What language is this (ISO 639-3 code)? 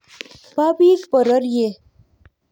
kln